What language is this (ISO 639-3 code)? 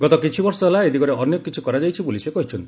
ori